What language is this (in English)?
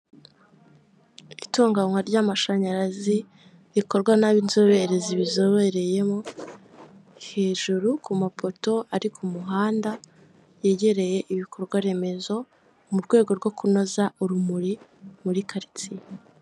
Kinyarwanda